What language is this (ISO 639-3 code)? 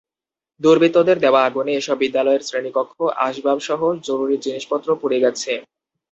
ben